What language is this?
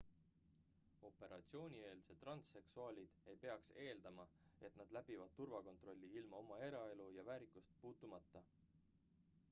Estonian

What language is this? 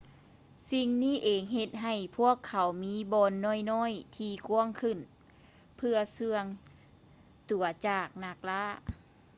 Lao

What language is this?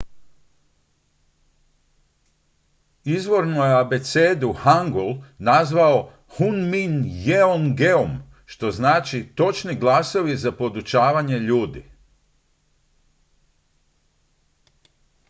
Croatian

